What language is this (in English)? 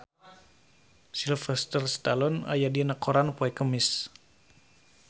Sundanese